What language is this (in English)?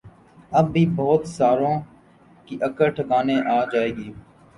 Urdu